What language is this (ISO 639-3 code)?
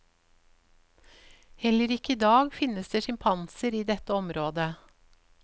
nor